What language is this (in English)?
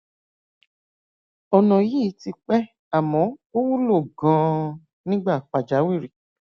Yoruba